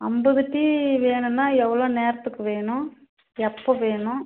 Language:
Tamil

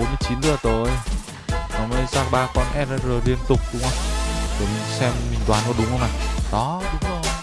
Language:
Vietnamese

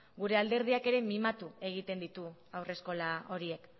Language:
Basque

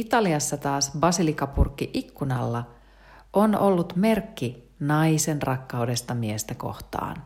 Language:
Finnish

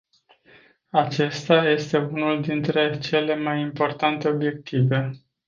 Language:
Romanian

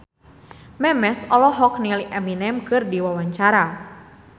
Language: Sundanese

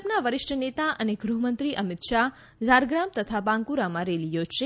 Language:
Gujarati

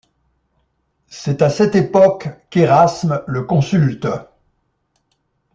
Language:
French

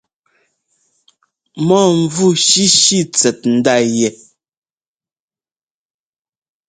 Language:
Ngomba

